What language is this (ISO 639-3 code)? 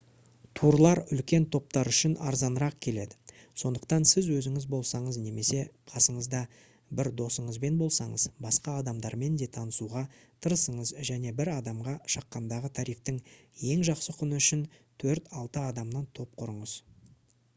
kaz